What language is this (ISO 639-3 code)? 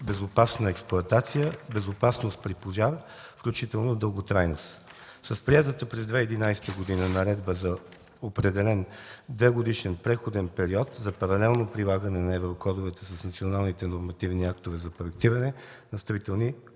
bul